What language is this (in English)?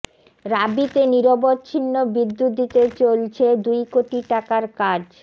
Bangla